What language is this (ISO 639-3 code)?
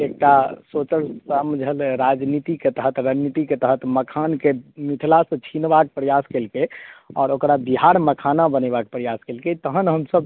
mai